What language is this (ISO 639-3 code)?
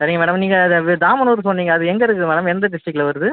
tam